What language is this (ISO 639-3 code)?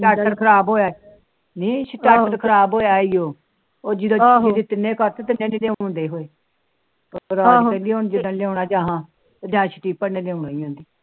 pan